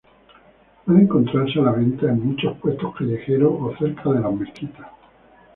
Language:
Spanish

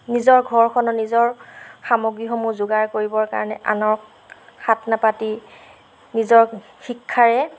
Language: Assamese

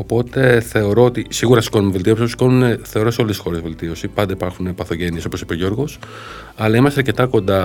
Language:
Greek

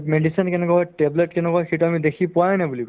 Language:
Assamese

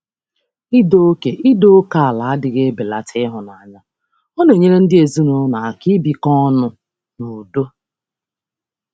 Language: Igbo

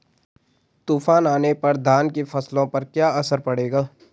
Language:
Hindi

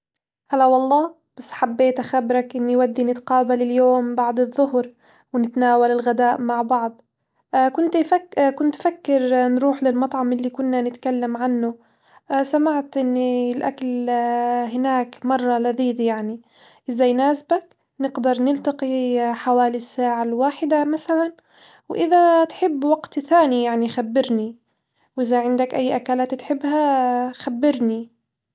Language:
Hijazi Arabic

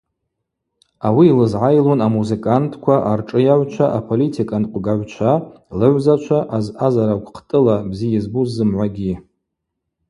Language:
Abaza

